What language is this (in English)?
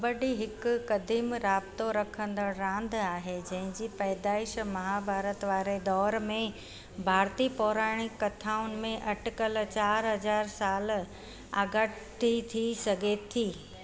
Sindhi